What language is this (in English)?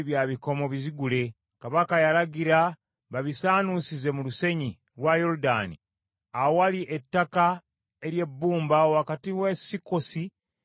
Ganda